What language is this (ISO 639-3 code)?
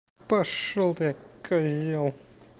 rus